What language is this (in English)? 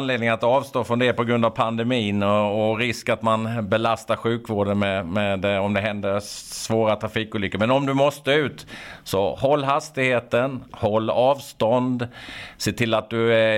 Swedish